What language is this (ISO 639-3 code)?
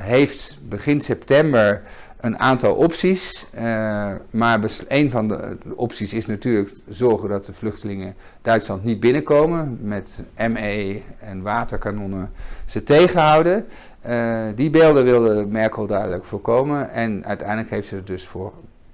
nld